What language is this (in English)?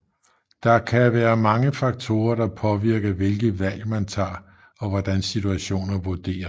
Danish